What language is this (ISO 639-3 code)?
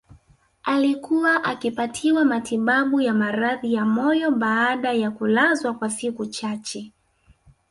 swa